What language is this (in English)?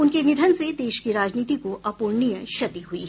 Hindi